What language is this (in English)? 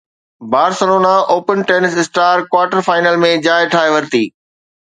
Sindhi